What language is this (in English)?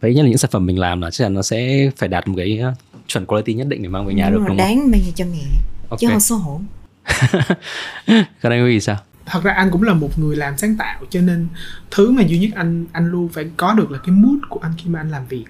Vietnamese